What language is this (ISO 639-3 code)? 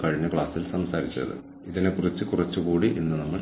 mal